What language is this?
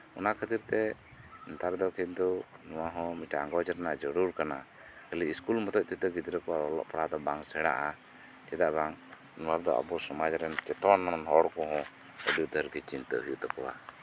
Santali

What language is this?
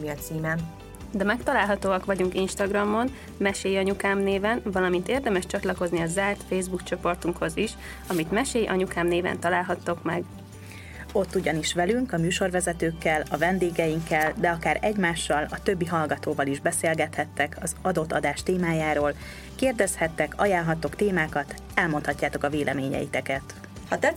Hungarian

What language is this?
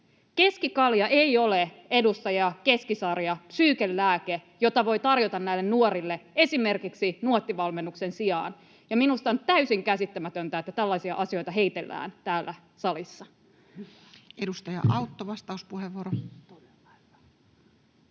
Finnish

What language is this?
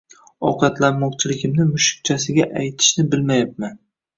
Uzbek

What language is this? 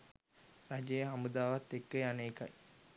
Sinhala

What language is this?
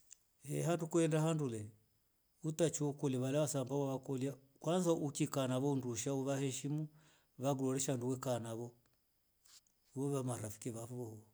Rombo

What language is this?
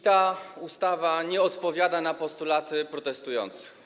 Polish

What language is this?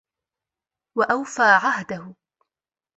Arabic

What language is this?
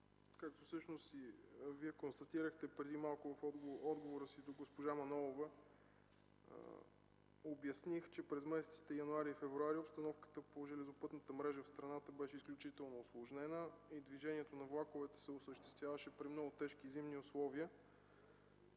Bulgarian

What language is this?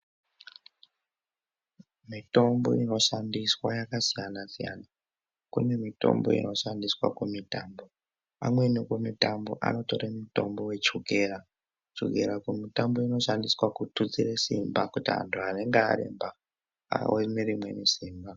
Ndau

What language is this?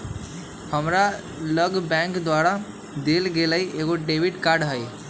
Magahi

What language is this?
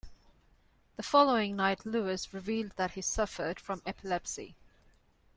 English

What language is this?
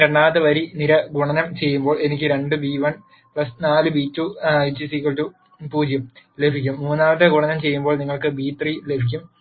Malayalam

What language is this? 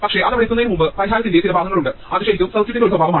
Malayalam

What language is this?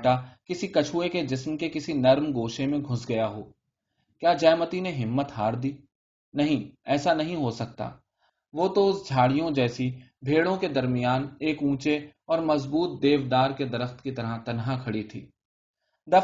Urdu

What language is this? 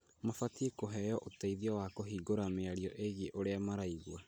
Kikuyu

